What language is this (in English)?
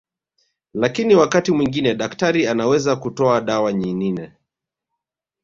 Swahili